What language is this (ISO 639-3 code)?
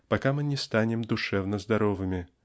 rus